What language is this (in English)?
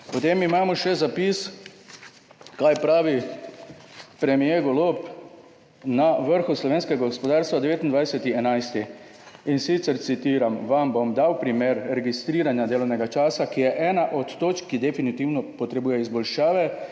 Slovenian